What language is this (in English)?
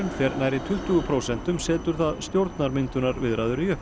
Icelandic